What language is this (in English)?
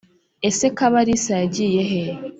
Kinyarwanda